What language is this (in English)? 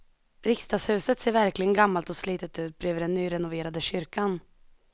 Swedish